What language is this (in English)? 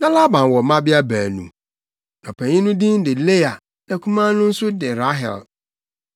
Akan